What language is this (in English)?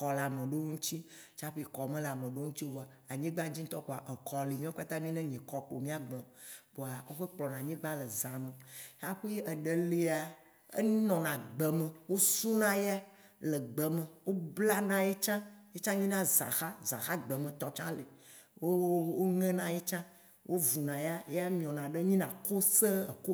Waci Gbe